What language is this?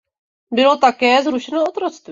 Czech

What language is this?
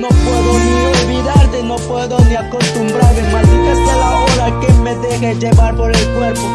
Spanish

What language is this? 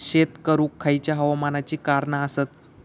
Marathi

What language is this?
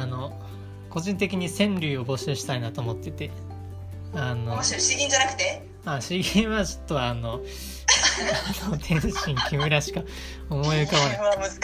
Japanese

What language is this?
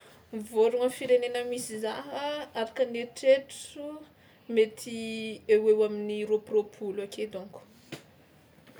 Tsimihety Malagasy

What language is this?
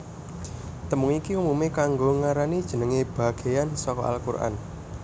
Javanese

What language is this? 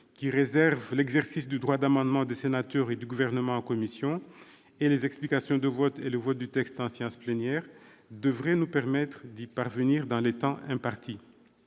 French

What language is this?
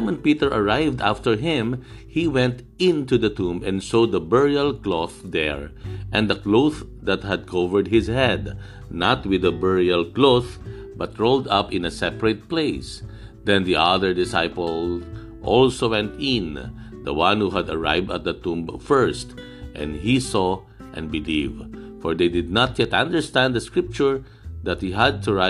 Filipino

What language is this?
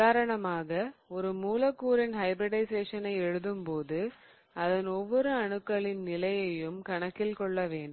Tamil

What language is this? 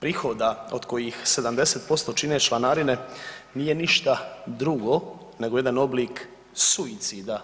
Croatian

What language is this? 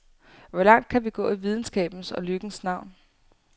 Danish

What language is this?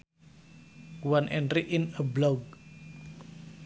Sundanese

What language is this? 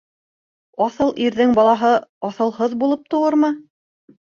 Bashkir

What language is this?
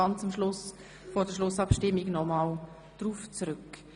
Swiss German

